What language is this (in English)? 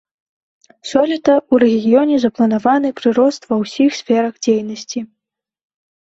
Belarusian